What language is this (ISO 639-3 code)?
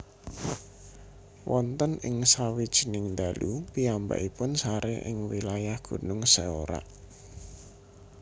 jav